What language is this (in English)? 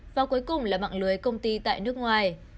Vietnamese